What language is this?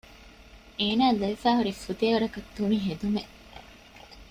Divehi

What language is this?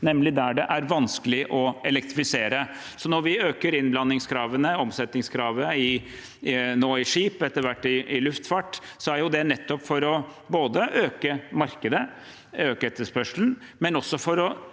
Norwegian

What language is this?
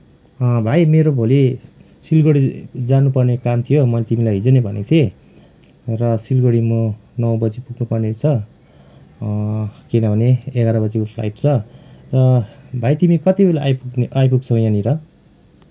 Nepali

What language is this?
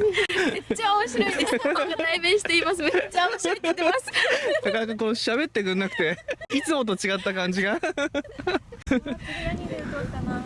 Japanese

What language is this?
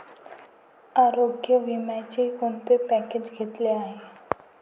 Marathi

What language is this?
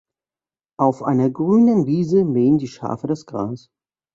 German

